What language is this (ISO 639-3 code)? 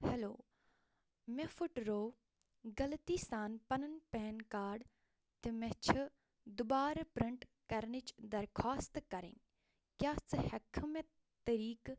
kas